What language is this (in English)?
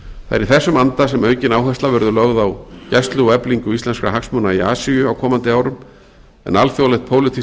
Icelandic